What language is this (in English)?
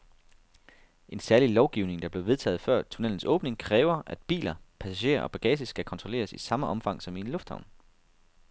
Danish